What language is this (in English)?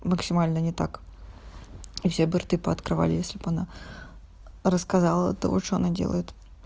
Russian